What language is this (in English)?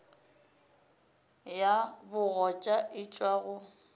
Northern Sotho